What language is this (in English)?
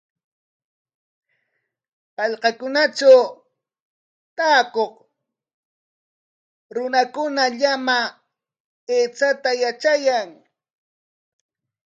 Corongo Ancash Quechua